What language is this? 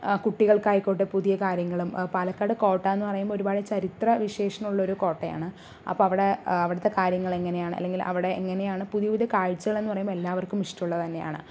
Malayalam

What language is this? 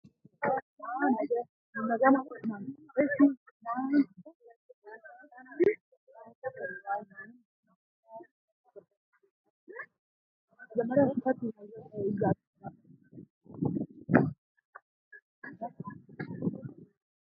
Sidamo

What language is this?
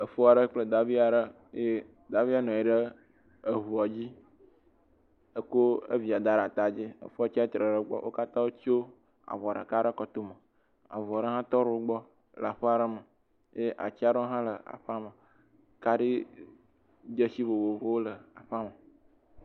Ewe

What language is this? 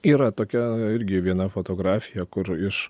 Lithuanian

